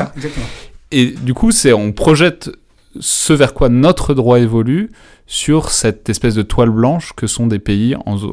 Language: French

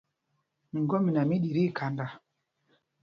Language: Mpumpong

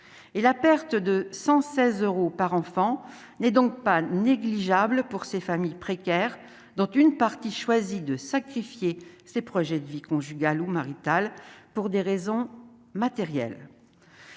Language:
French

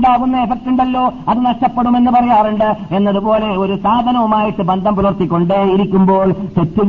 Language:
Malayalam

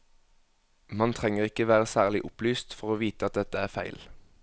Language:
Norwegian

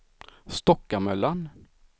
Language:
Swedish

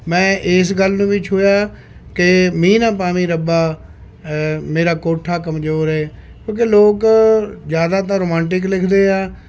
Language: Punjabi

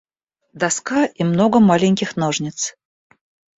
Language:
Russian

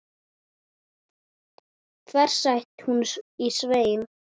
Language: Icelandic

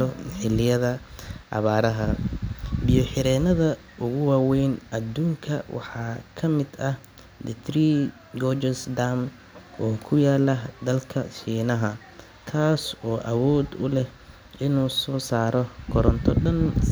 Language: Somali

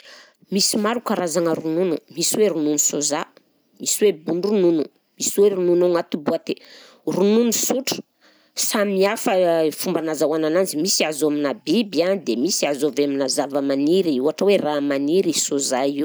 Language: Southern Betsimisaraka Malagasy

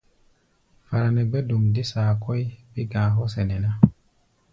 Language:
Gbaya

